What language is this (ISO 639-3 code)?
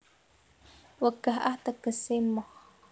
jav